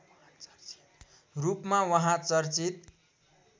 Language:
Nepali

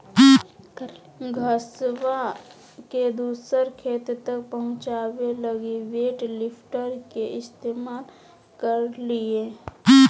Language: Magahi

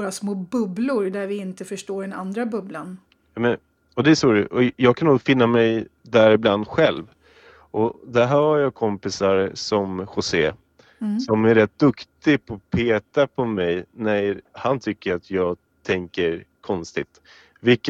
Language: Swedish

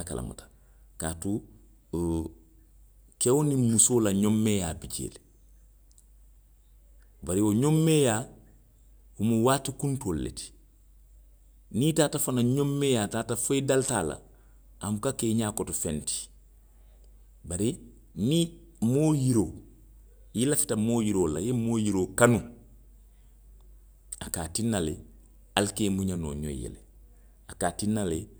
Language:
Western Maninkakan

